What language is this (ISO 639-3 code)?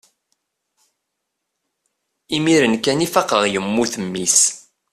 kab